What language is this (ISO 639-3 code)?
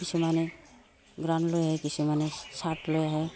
asm